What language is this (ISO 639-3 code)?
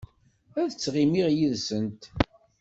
kab